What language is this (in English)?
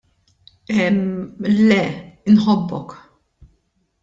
Maltese